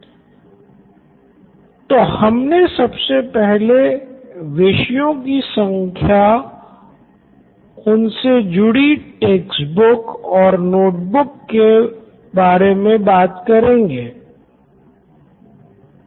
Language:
Hindi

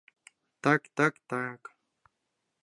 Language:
Mari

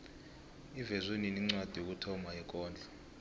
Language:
South Ndebele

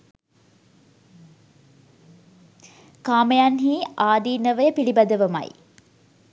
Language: Sinhala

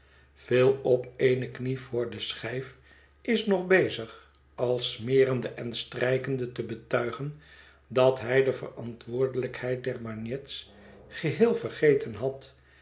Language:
Dutch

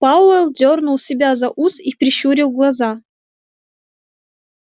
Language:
Russian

